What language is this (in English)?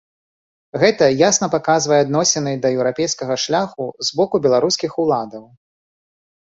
Belarusian